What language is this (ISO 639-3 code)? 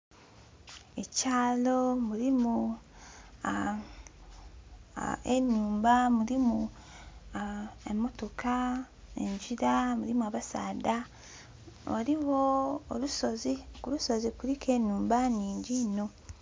xog